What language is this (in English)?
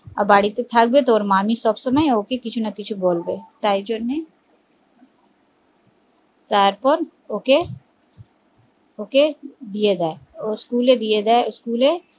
Bangla